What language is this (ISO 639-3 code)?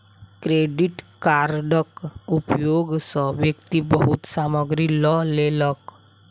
mai